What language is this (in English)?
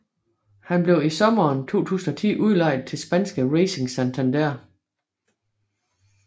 Danish